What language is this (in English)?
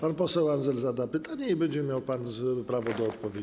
Polish